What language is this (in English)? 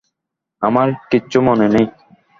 Bangla